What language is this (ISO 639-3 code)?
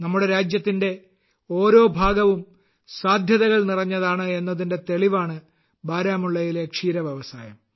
mal